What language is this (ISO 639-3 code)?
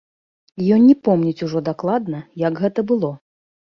bel